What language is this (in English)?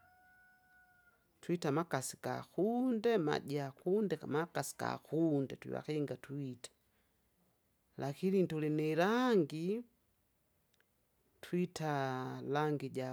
Kinga